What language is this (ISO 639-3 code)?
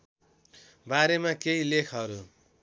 nep